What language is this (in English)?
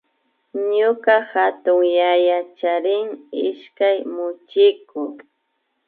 Imbabura Highland Quichua